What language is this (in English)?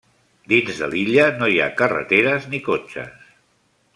Catalan